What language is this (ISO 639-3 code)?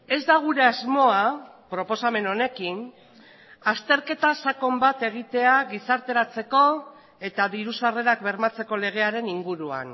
eus